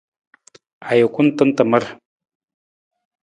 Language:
Nawdm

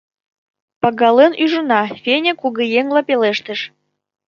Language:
Mari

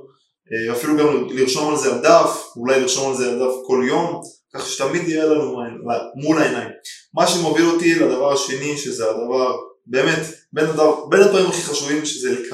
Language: Hebrew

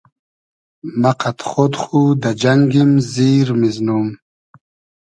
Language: Hazaragi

